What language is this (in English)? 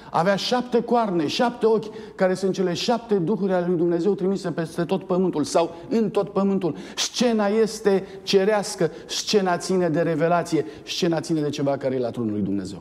Romanian